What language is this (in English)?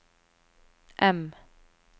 Norwegian